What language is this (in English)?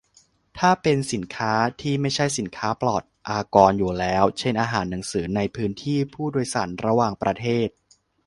Thai